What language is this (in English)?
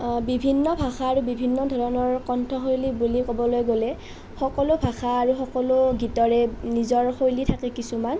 Assamese